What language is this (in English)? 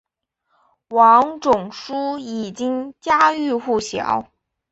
Chinese